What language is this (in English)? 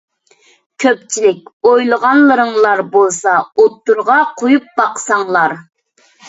Uyghur